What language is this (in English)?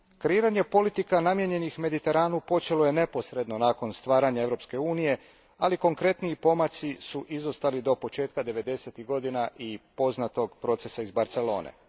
Croatian